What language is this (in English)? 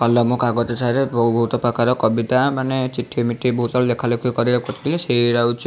Odia